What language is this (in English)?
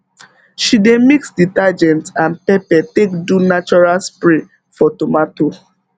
Nigerian Pidgin